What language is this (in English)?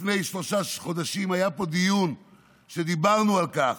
Hebrew